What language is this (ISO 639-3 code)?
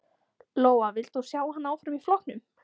isl